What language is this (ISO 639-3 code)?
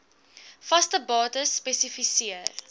afr